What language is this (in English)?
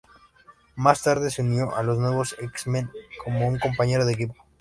Spanish